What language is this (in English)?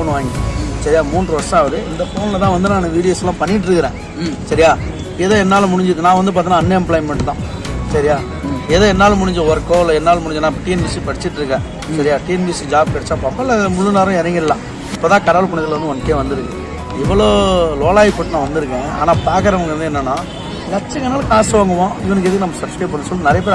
Tamil